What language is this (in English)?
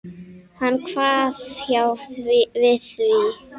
Icelandic